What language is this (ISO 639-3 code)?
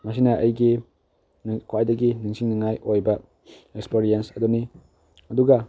mni